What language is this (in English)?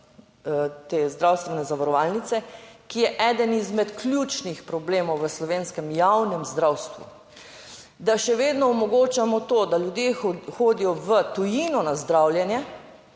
Slovenian